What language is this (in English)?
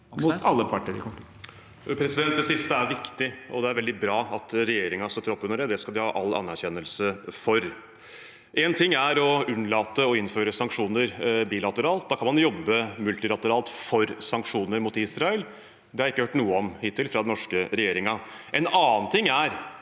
Norwegian